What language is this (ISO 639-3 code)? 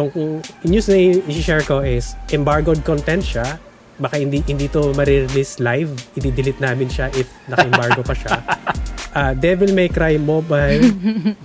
fil